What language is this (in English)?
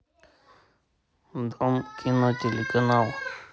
Russian